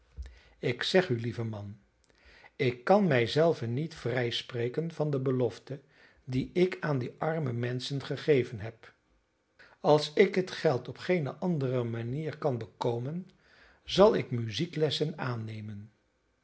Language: Dutch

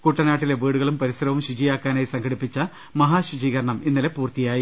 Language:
Malayalam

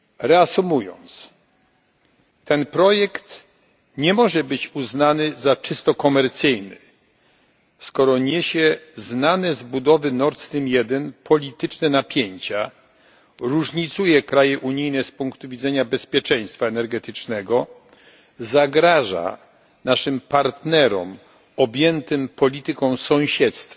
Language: Polish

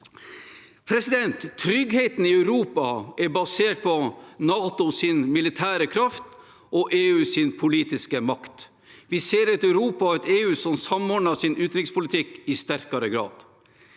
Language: Norwegian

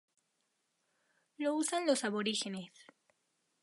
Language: Spanish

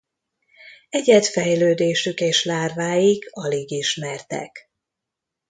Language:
Hungarian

